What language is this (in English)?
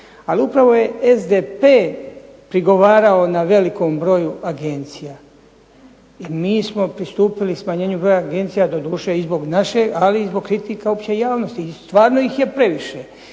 Croatian